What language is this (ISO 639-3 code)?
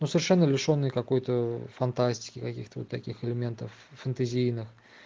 rus